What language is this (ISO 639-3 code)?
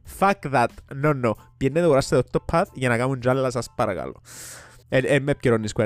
ell